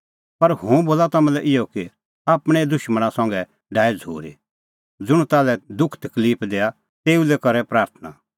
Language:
Kullu Pahari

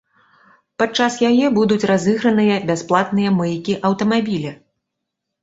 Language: Belarusian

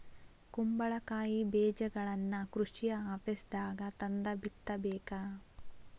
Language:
Kannada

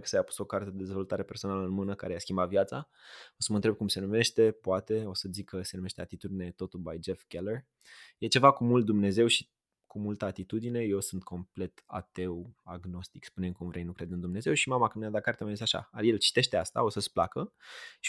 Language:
Romanian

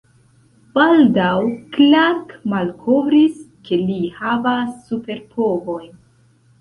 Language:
Esperanto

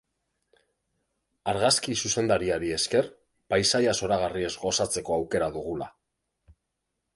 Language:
Basque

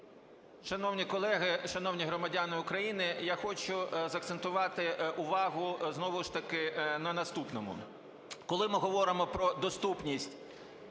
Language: Ukrainian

